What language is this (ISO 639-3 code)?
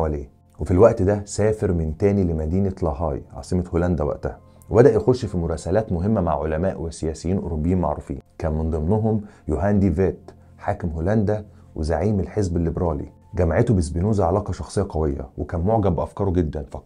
ara